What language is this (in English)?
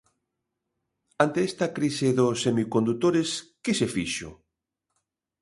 Galician